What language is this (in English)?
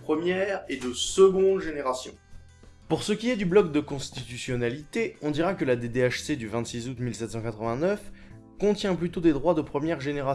French